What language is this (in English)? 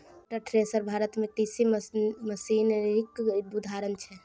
Maithili